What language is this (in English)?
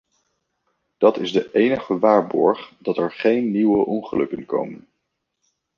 Dutch